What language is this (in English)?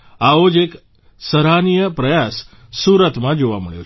Gujarati